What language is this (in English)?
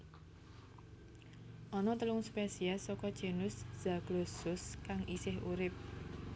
Javanese